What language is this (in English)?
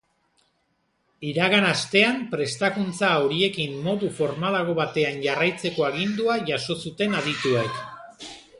Basque